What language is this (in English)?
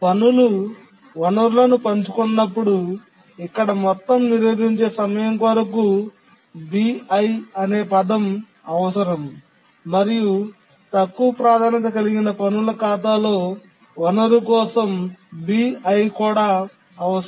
Telugu